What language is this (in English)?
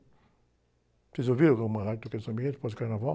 Portuguese